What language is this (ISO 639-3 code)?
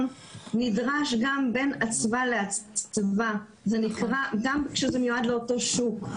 heb